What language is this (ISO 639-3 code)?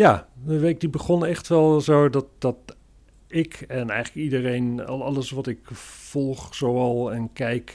nld